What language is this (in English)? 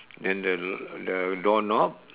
English